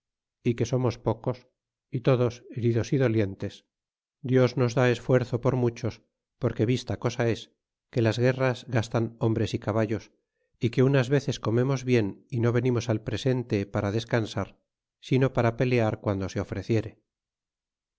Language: Spanish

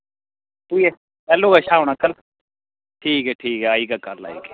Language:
Dogri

